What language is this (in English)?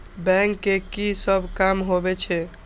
Maithili